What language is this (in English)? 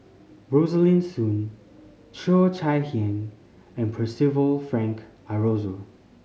English